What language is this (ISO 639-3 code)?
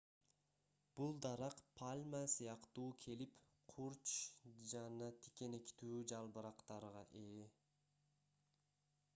kir